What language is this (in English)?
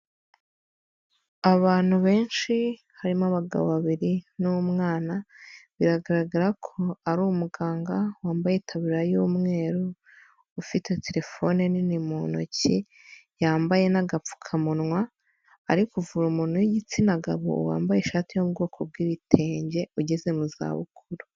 Kinyarwanda